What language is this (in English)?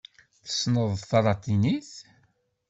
Kabyle